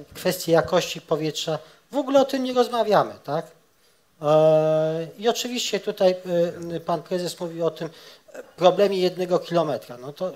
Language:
Polish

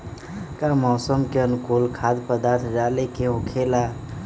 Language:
Magahi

